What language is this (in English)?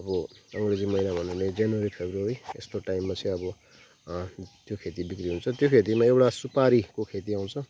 Nepali